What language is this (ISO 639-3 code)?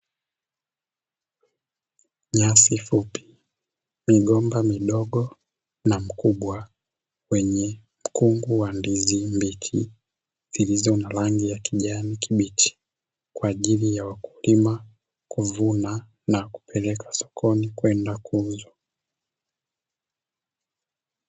swa